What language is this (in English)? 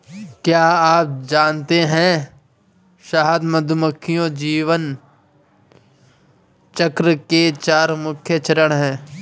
Hindi